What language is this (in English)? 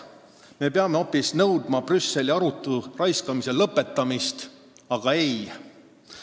Estonian